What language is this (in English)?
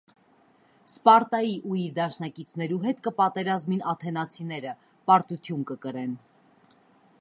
Armenian